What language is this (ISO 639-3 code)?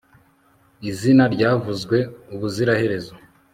kin